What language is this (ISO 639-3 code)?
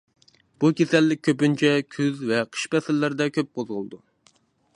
uig